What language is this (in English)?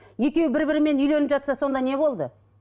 Kazakh